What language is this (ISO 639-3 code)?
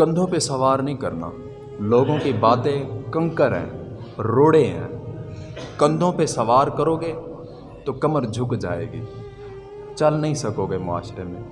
urd